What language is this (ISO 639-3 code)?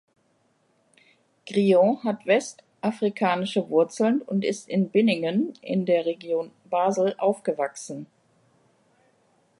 deu